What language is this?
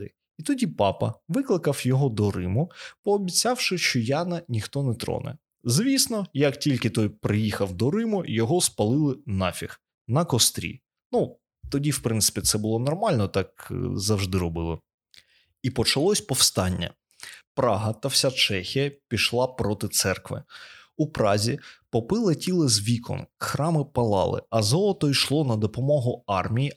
Ukrainian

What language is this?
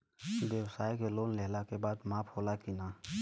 Bhojpuri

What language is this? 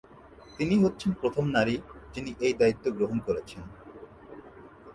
Bangla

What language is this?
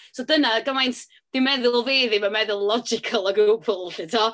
Welsh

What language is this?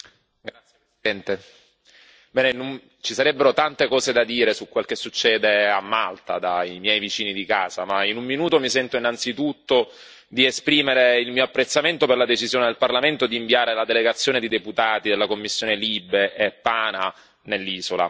Italian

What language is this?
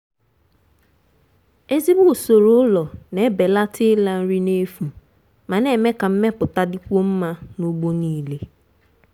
Igbo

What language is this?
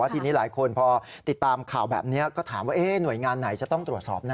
Thai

